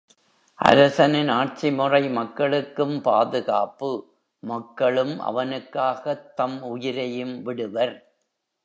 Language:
Tamil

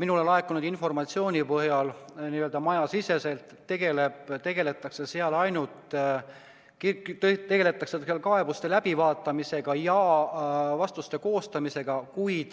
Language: Estonian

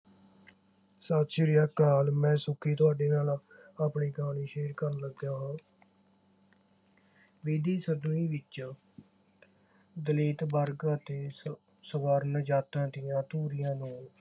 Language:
Punjabi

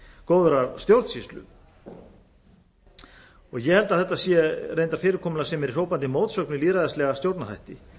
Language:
Icelandic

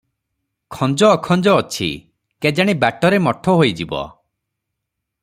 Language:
Odia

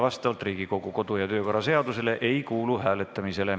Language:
Estonian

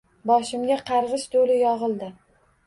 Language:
Uzbek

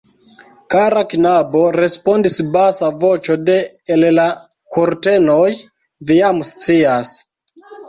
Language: Esperanto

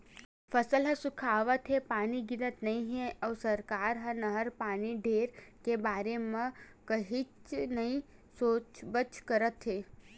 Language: Chhattisgarhi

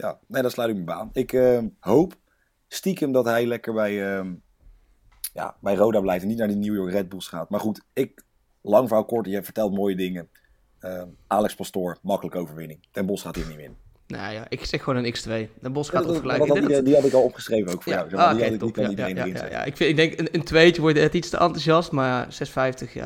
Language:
Dutch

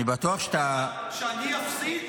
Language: Hebrew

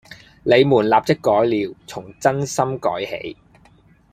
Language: Cantonese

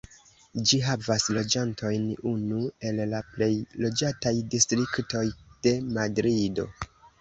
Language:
Esperanto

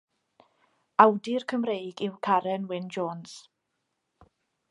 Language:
Welsh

